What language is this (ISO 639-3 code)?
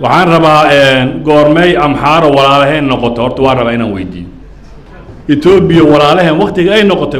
ara